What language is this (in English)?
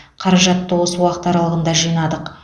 Kazakh